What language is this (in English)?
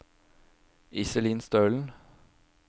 Norwegian